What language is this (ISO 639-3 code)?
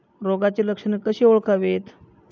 mar